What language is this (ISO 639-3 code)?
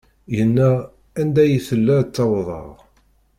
kab